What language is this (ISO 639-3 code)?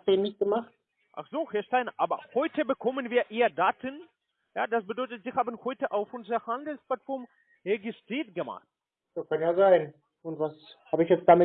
deu